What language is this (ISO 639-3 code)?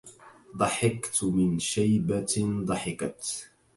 ara